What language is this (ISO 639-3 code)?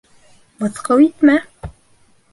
bak